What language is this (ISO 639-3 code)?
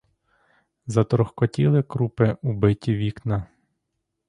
ukr